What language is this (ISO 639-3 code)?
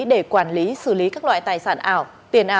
vie